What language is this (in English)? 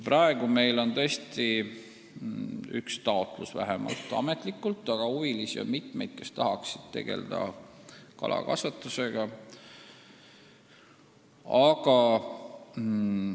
Estonian